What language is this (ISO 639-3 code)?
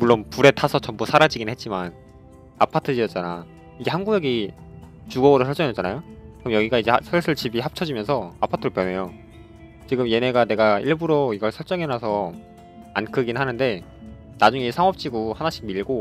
kor